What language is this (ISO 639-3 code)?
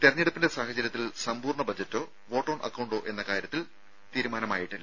mal